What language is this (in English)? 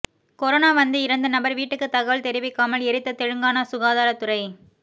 Tamil